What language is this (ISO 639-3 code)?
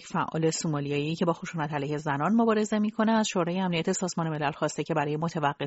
fas